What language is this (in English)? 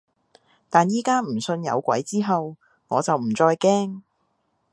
Cantonese